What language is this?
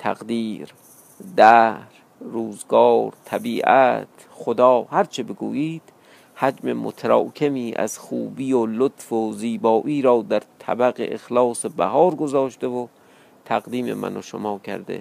Persian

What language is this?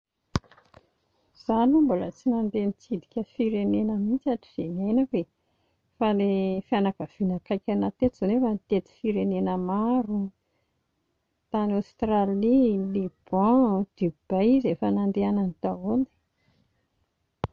Malagasy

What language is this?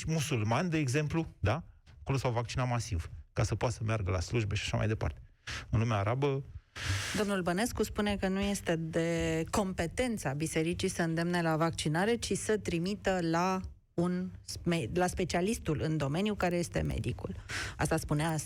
Romanian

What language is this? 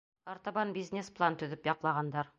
Bashkir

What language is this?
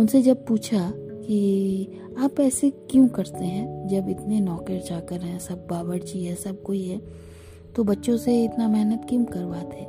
Hindi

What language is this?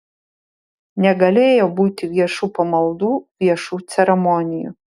Lithuanian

